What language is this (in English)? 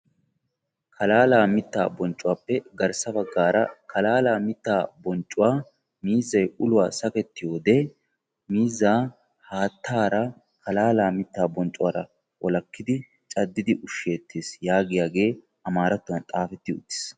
Wolaytta